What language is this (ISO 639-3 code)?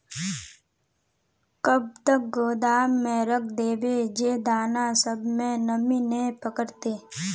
mag